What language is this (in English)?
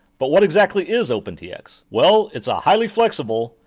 English